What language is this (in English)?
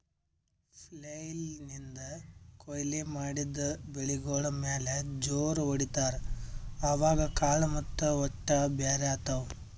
Kannada